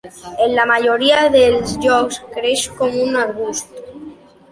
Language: Catalan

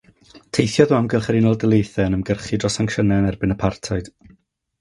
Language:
Welsh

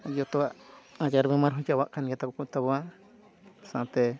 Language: Santali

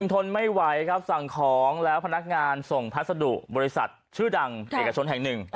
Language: Thai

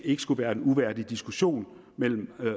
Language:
Danish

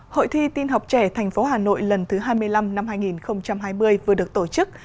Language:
Vietnamese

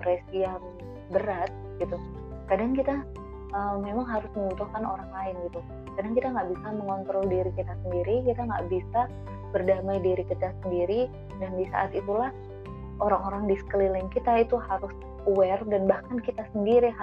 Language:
Indonesian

